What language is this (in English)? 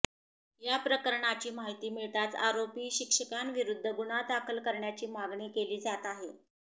Marathi